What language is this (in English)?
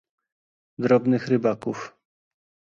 Polish